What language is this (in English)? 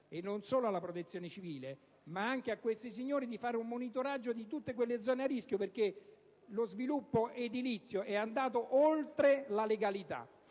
Italian